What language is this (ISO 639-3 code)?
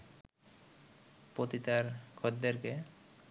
ben